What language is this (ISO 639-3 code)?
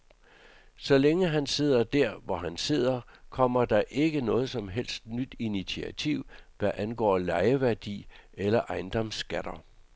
dan